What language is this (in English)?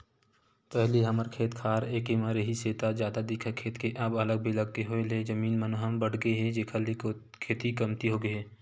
Chhattisgarhi